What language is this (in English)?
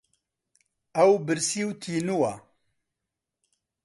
Central Kurdish